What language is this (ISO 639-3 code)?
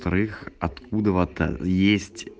rus